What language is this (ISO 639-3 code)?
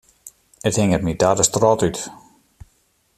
fry